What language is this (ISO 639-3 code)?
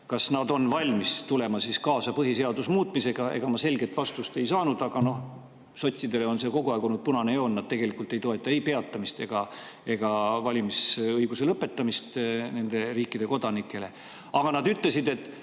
est